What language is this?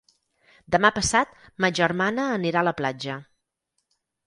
Catalan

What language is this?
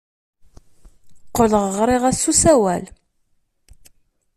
Kabyle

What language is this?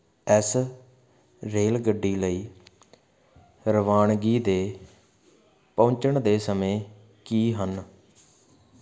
Punjabi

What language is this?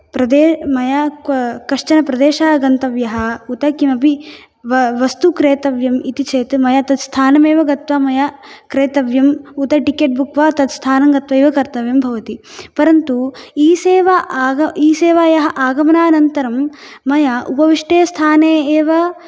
Sanskrit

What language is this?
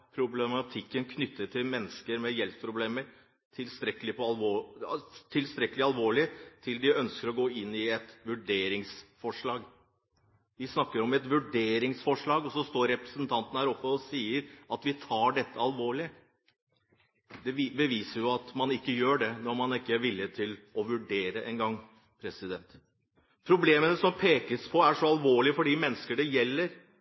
Norwegian Bokmål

